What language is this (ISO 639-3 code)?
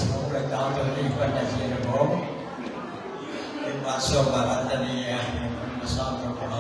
eng